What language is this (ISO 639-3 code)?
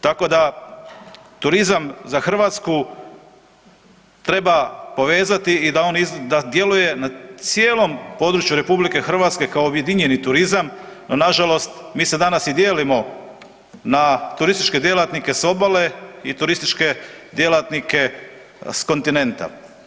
hrv